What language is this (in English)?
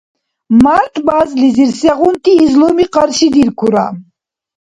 Dargwa